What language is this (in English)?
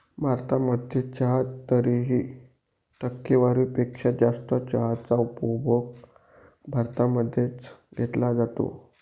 Marathi